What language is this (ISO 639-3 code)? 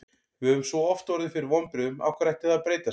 isl